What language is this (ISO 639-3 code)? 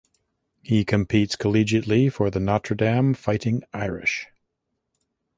eng